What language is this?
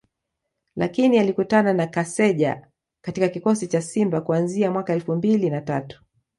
Swahili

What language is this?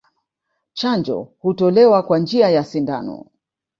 Swahili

